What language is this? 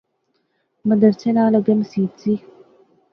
Pahari-Potwari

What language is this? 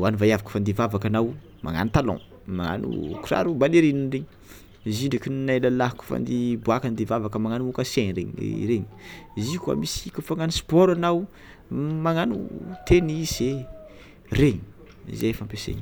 Tsimihety Malagasy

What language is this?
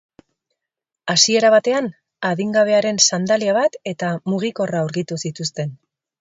Basque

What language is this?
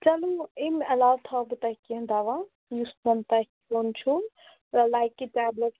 Kashmiri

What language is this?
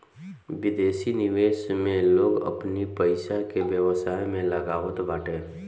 Bhojpuri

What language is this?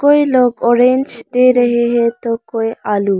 Hindi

